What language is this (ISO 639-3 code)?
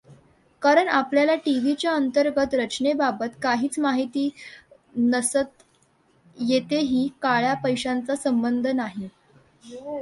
mar